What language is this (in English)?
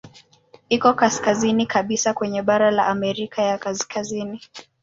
Swahili